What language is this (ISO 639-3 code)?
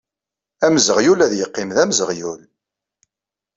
kab